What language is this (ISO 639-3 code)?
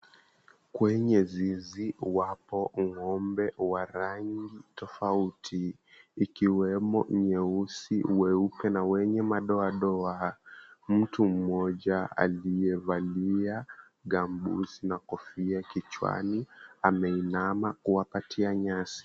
swa